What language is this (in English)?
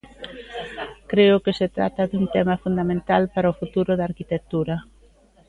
Galician